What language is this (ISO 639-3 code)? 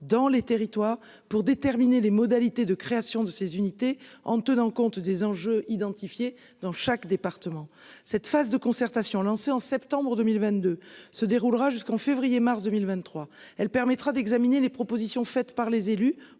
fra